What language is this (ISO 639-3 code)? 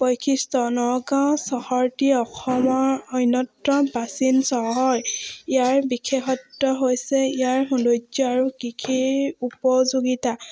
asm